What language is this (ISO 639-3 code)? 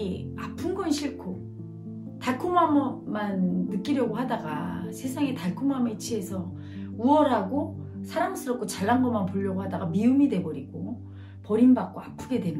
kor